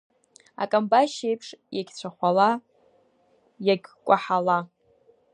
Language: Abkhazian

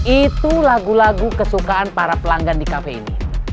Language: Indonesian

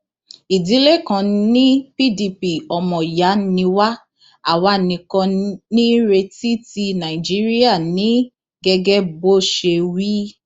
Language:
Yoruba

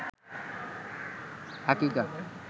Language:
Bangla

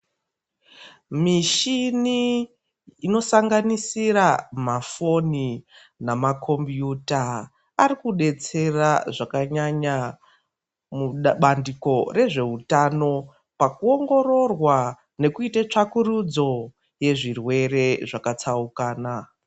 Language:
Ndau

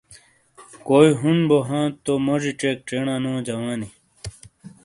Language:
Shina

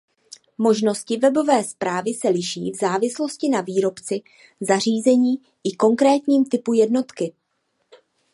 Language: Czech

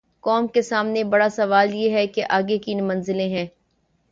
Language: Urdu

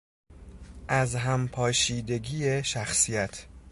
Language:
Persian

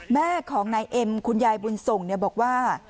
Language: Thai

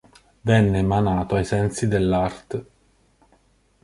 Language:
Italian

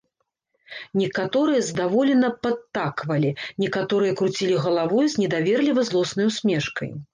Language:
Belarusian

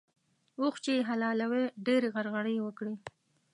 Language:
Pashto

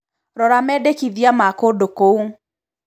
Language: Kikuyu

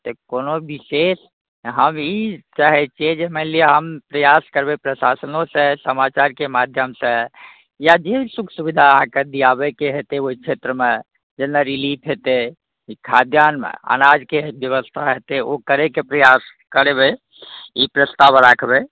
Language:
Maithili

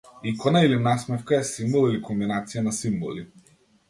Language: Macedonian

